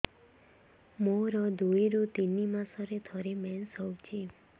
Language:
Odia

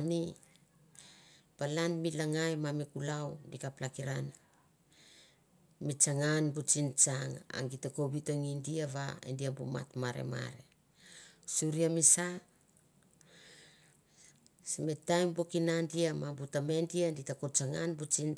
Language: Mandara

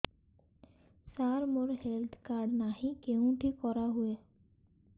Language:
Odia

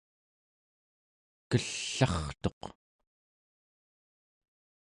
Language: Central Yupik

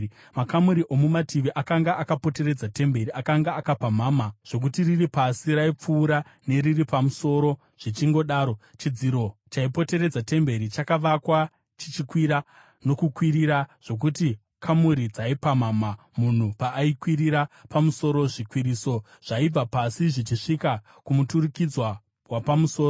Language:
Shona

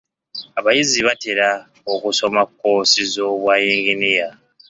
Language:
Ganda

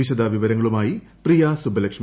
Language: Malayalam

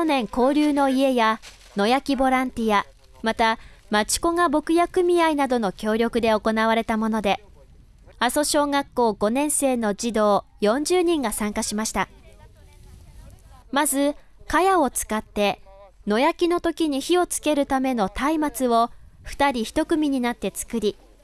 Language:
Japanese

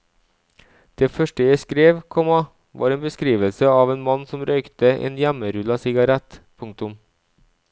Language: Norwegian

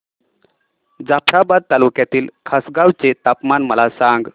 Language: Marathi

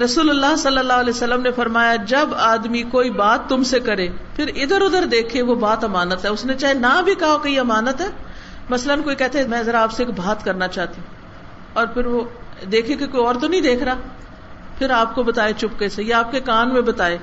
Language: Urdu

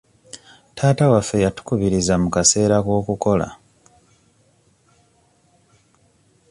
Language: Ganda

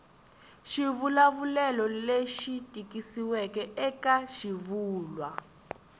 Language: Tsonga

